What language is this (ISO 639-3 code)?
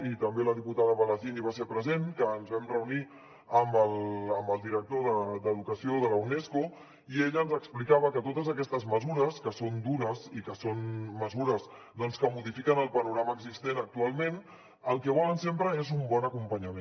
cat